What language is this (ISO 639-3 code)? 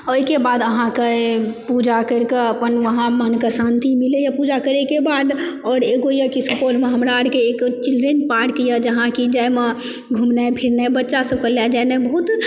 mai